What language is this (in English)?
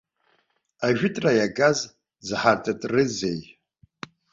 Abkhazian